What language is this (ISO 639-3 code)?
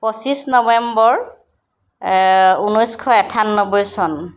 asm